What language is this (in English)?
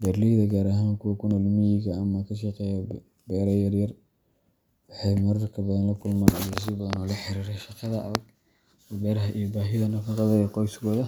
Somali